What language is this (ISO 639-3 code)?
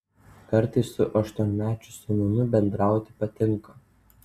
lit